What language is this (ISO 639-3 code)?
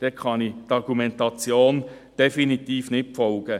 gsw